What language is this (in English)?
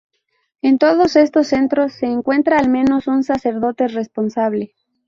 Spanish